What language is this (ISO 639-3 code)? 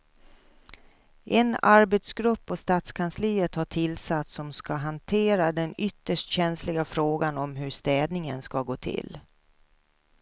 swe